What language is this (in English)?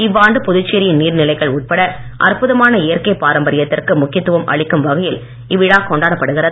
Tamil